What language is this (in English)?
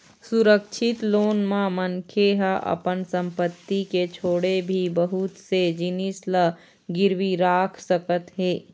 Chhattisgarhi